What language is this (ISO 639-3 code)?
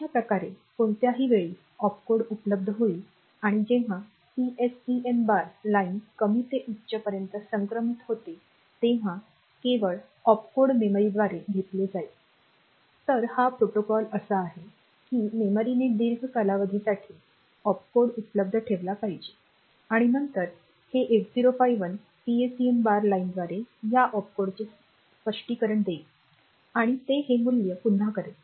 mar